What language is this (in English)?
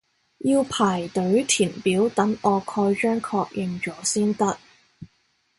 Cantonese